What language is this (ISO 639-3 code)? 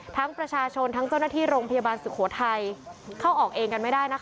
tha